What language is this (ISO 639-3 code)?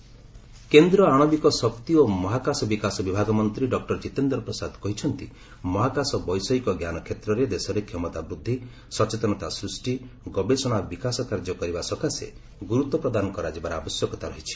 ori